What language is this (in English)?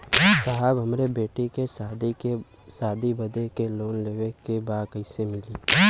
Bhojpuri